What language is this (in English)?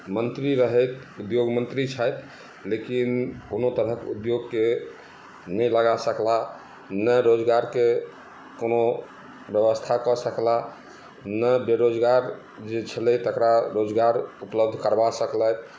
Maithili